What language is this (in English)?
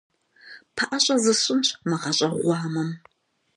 Kabardian